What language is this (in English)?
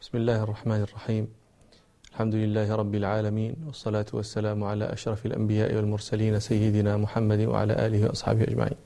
Arabic